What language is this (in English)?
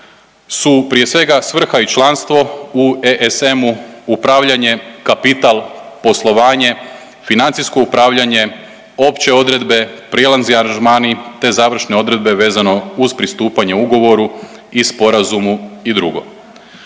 Croatian